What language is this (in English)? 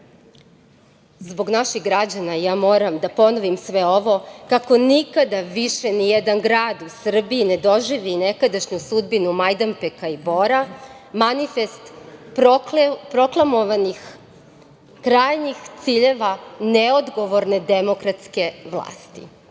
Serbian